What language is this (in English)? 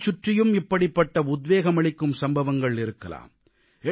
Tamil